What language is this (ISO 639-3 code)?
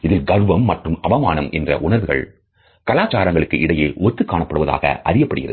tam